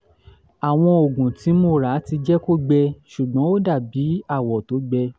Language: Yoruba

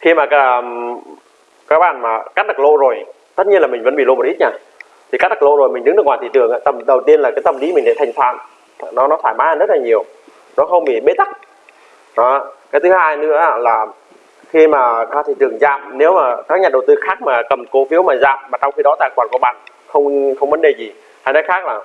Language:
Vietnamese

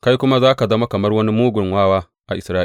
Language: Hausa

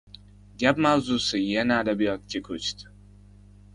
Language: Uzbek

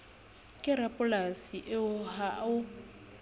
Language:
Southern Sotho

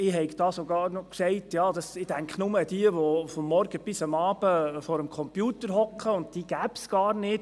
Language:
Swiss German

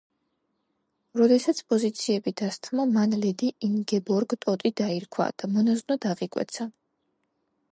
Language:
Georgian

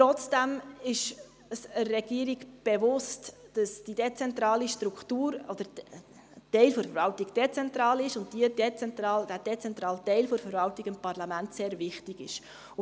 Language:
Swiss German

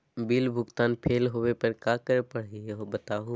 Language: Magahi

